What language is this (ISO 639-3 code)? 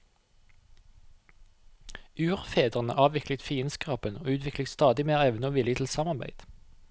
nor